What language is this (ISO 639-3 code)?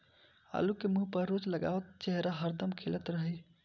bho